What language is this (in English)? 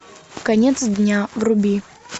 Russian